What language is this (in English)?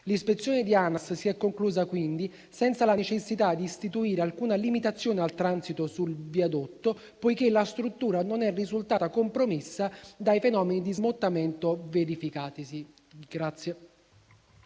Italian